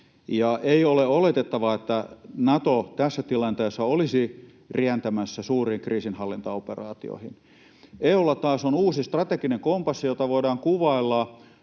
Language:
Finnish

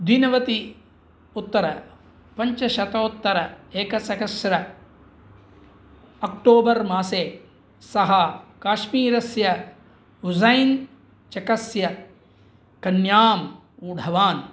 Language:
Sanskrit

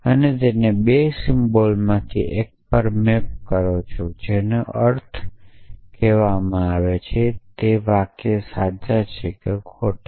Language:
Gujarati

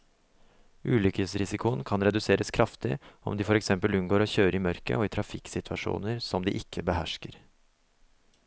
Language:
Norwegian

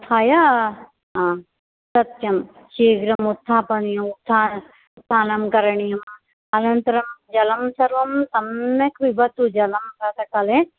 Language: Sanskrit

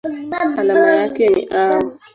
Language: Swahili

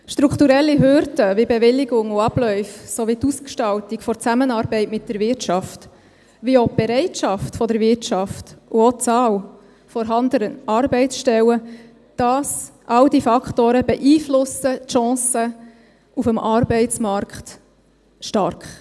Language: Swiss German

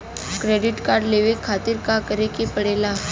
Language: Bhojpuri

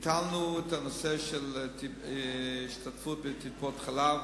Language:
Hebrew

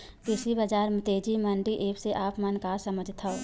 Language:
Chhattisgarhi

